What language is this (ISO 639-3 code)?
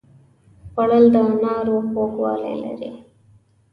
pus